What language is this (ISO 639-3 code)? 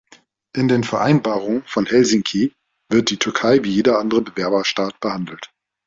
deu